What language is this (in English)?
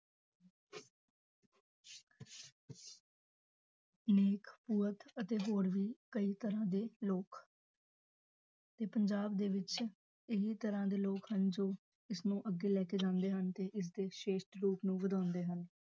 Punjabi